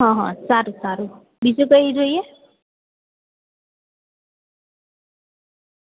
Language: Gujarati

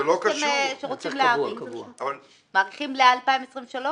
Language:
Hebrew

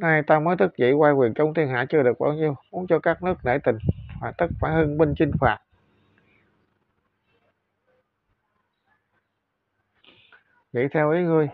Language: Vietnamese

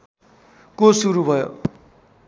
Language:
Nepali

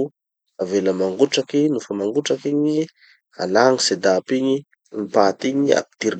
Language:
Tanosy Malagasy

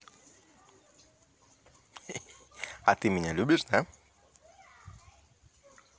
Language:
Russian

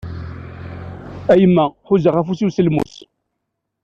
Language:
Kabyle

